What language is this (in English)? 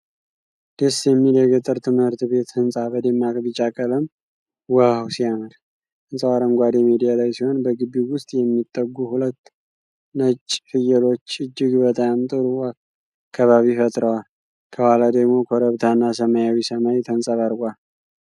Amharic